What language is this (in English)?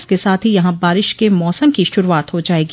Hindi